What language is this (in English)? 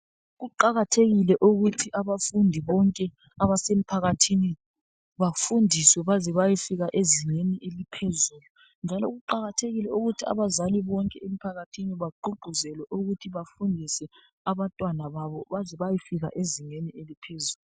North Ndebele